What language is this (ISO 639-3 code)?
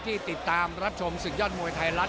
tha